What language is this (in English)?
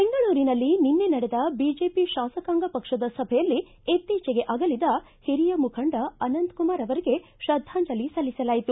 Kannada